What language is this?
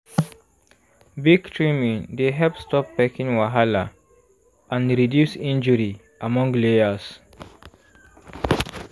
Nigerian Pidgin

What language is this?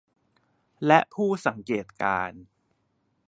Thai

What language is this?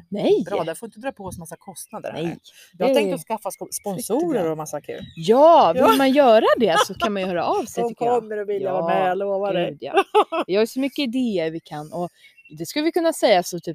Swedish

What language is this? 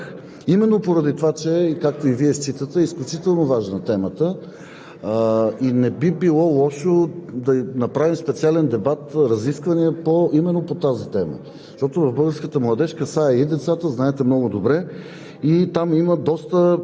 Bulgarian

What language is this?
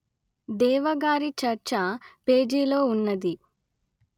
Telugu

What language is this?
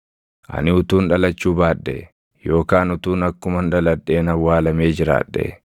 Oromo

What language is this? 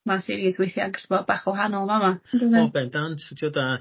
Welsh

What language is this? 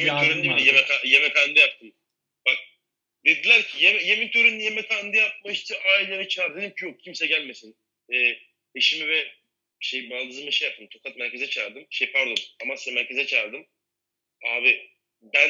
Turkish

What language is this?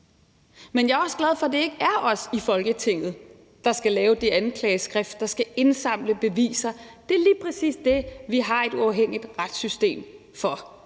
Danish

